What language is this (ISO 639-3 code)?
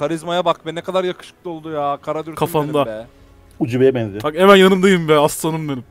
tur